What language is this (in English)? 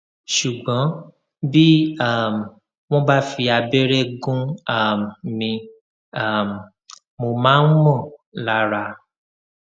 Yoruba